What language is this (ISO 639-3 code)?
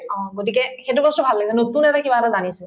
asm